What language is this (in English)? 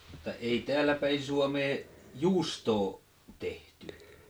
Finnish